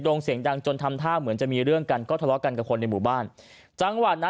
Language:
Thai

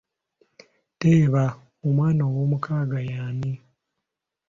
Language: Ganda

